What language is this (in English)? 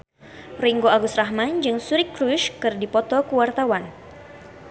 Sundanese